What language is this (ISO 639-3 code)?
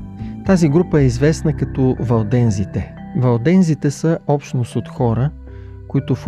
bul